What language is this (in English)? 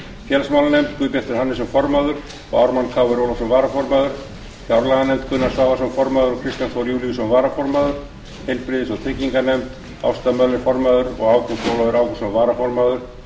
Icelandic